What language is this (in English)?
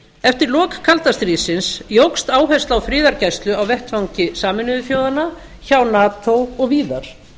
Icelandic